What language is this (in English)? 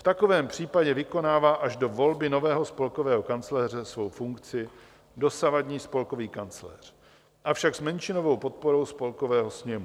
Czech